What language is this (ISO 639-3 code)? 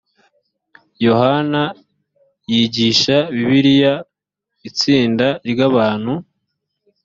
kin